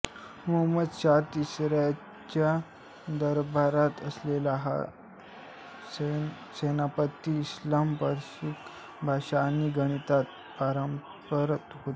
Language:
Marathi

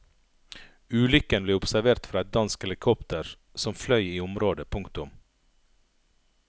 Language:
Norwegian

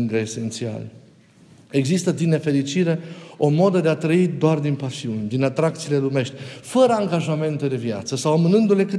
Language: Romanian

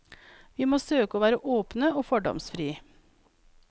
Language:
Norwegian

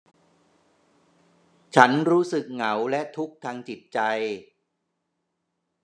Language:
Thai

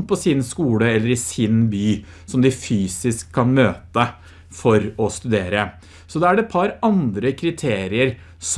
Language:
Norwegian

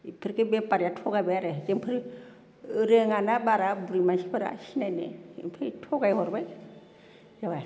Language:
Bodo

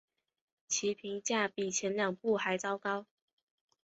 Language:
Chinese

